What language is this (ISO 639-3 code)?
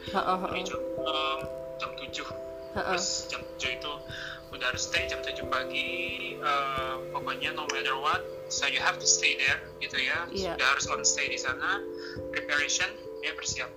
ind